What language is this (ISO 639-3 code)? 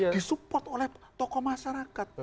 ind